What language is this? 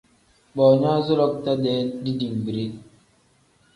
Tem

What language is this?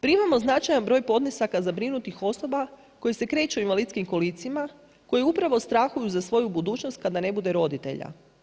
Croatian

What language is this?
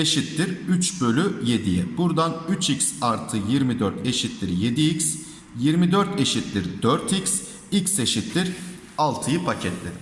Turkish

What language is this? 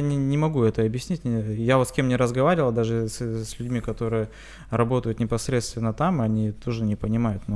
Russian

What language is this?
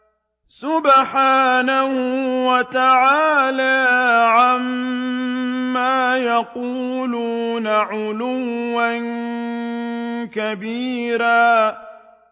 Arabic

